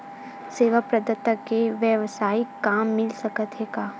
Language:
Chhattisgarhi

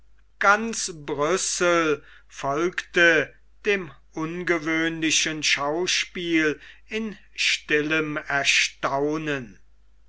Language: German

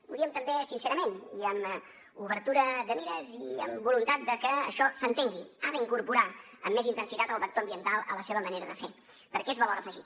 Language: Catalan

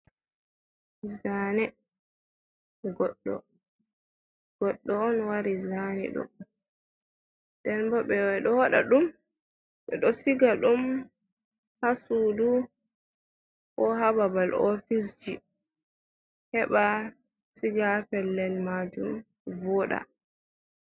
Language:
Fula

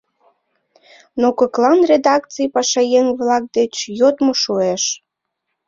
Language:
Mari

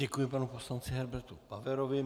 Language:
Czech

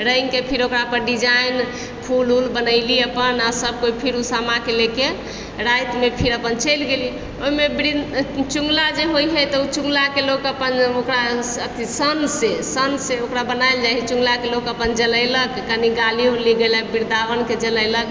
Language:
Maithili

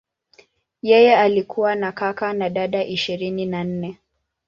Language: Swahili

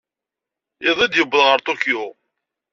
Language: Kabyle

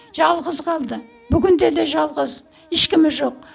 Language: Kazakh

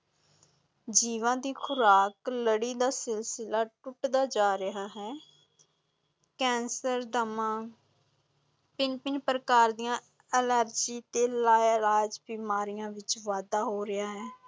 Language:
Punjabi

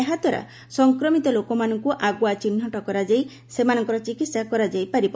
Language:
Odia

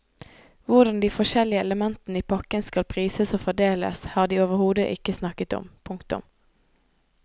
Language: Norwegian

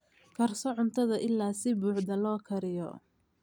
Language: Somali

